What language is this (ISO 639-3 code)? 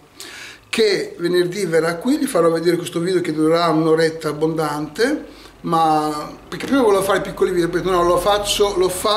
ita